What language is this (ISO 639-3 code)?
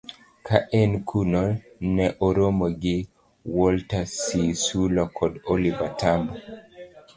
luo